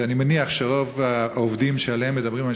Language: Hebrew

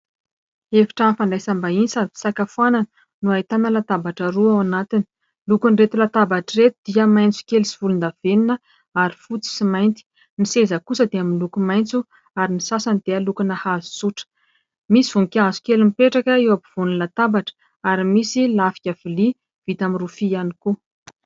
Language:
Malagasy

